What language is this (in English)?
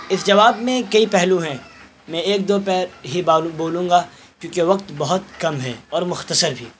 Urdu